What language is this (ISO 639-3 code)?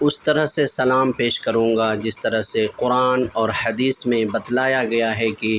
urd